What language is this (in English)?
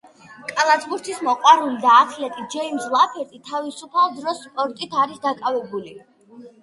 Georgian